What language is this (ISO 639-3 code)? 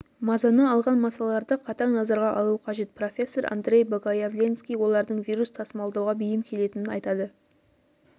kaz